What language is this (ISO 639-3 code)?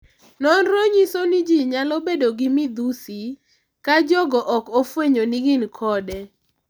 luo